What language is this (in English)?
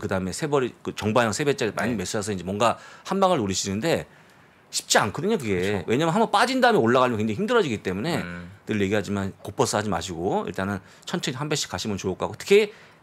Korean